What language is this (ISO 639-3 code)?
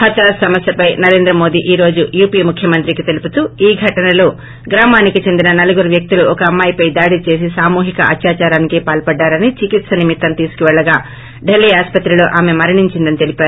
tel